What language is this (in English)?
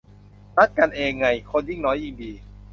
Thai